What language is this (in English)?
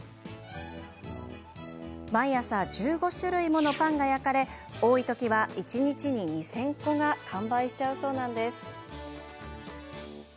Japanese